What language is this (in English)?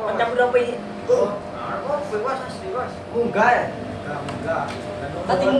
Indonesian